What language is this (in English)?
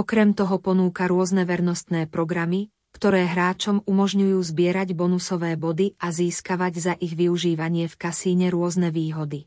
Slovak